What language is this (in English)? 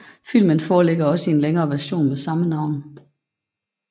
Danish